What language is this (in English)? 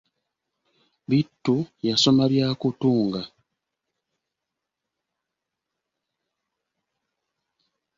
Ganda